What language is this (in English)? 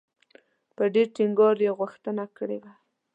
Pashto